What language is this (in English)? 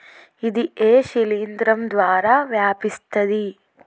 Telugu